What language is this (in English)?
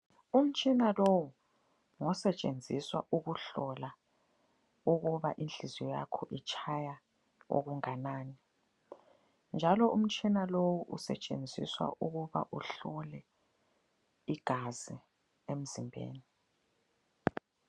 North Ndebele